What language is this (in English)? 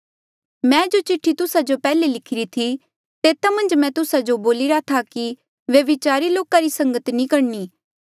Mandeali